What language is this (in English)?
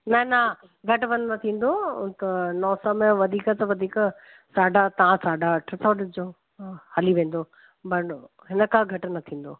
Sindhi